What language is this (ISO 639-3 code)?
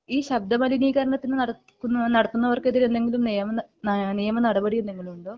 mal